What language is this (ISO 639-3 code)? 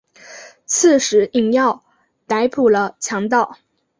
zho